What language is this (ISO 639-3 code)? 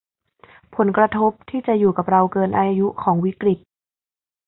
tha